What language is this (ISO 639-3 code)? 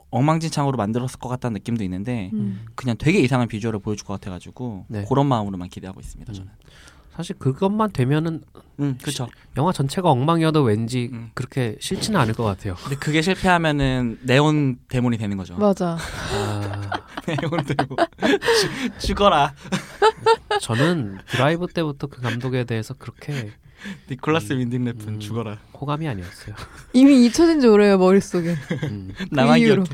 kor